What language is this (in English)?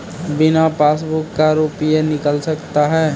Maithili